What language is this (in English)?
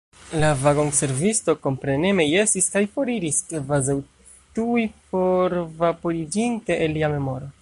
Esperanto